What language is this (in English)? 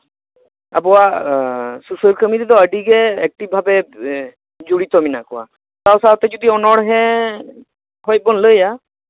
Santali